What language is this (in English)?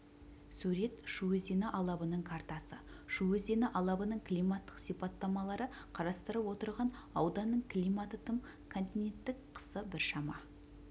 Kazakh